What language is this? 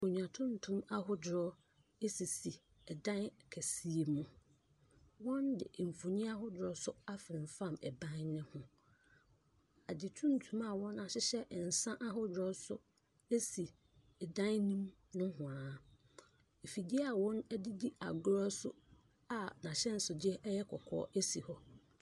Akan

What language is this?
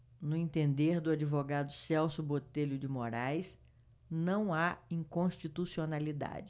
Portuguese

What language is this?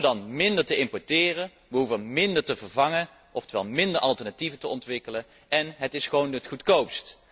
Dutch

